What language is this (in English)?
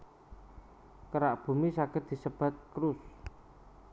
Javanese